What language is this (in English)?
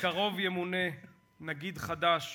Hebrew